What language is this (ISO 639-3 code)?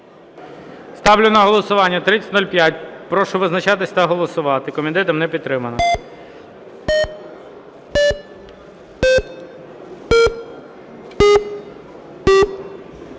ukr